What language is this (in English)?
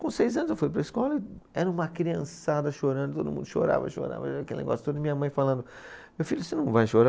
Portuguese